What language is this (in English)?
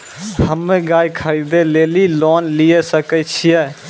Maithili